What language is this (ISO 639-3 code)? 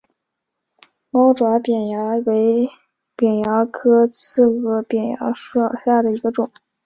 zho